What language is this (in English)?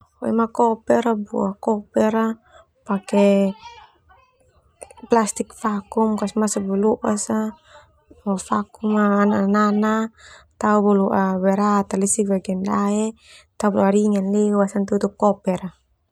Termanu